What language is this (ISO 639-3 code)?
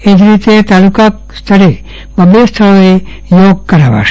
guj